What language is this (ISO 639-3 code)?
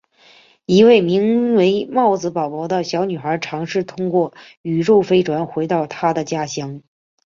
zho